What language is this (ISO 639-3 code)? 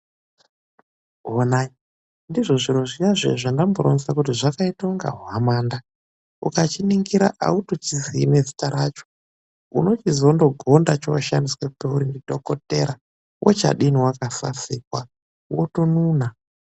ndc